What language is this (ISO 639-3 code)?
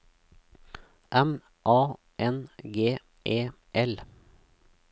nor